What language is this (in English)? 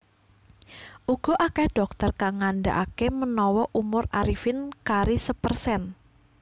Javanese